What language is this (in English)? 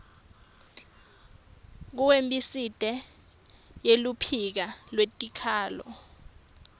Swati